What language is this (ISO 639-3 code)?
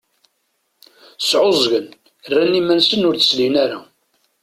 kab